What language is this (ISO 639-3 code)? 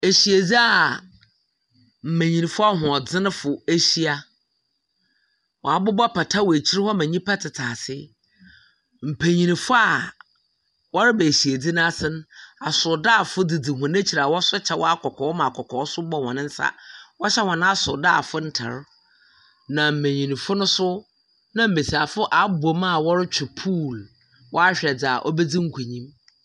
aka